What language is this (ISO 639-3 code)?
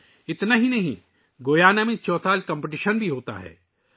urd